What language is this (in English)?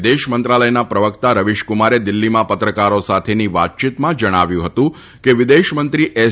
Gujarati